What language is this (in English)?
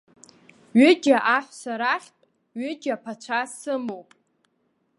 Abkhazian